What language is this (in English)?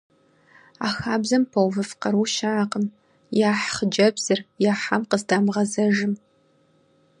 Kabardian